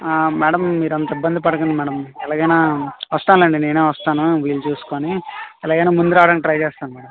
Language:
Telugu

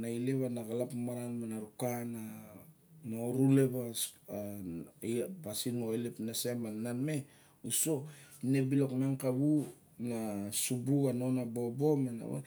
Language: Barok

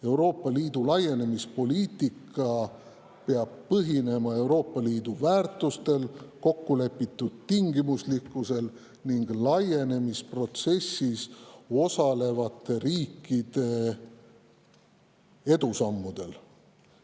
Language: Estonian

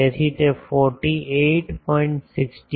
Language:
Gujarati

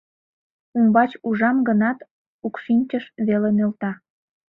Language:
Mari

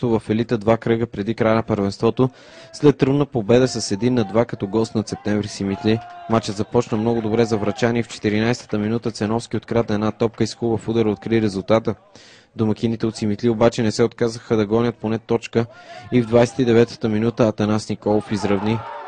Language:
Bulgarian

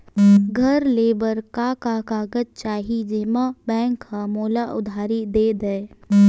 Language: Chhattisgarhi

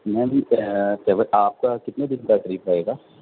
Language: Urdu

